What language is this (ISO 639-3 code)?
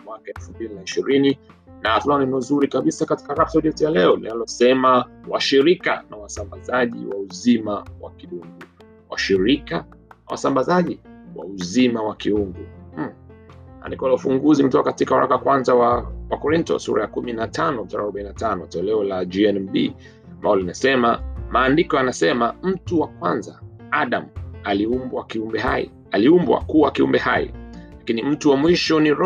swa